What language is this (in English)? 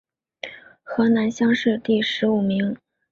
Chinese